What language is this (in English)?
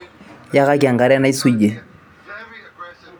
Masai